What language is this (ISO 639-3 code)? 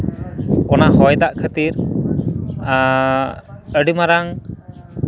sat